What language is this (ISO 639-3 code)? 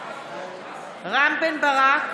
heb